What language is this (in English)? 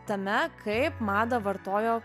Lithuanian